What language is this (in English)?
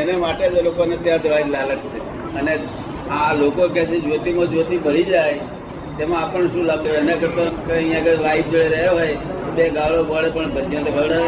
Gujarati